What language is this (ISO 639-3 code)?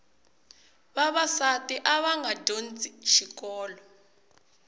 tso